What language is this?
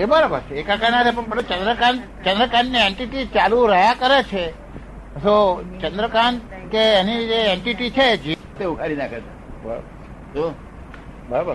Gujarati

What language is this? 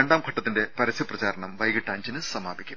Malayalam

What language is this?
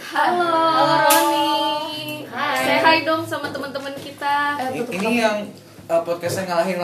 Indonesian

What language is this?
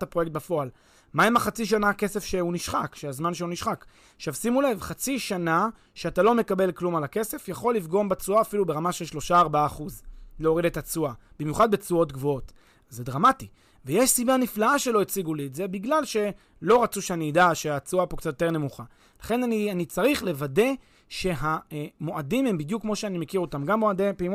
Hebrew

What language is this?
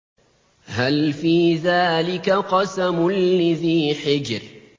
Arabic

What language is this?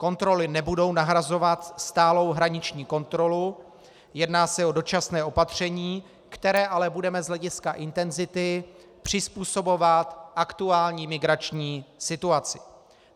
Czech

